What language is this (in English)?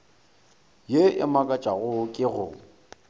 Northern Sotho